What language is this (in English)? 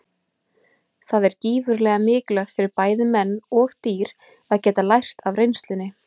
Icelandic